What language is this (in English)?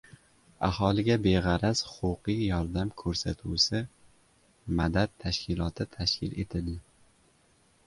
Uzbek